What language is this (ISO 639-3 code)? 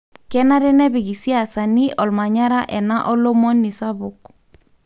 mas